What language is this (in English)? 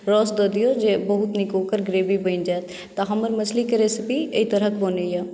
Maithili